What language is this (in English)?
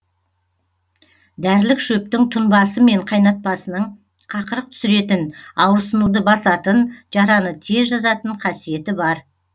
Kazakh